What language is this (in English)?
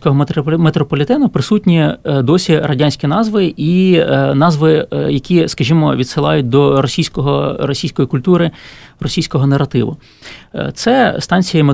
Ukrainian